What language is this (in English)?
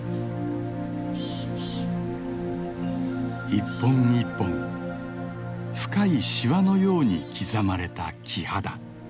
Japanese